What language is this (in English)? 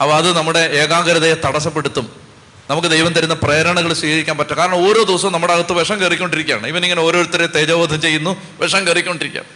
Malayalam